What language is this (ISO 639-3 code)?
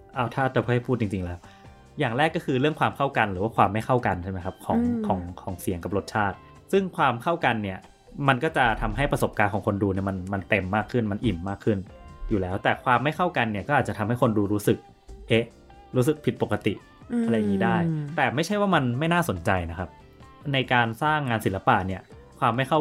tha